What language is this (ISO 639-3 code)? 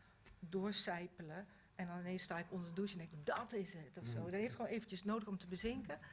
nld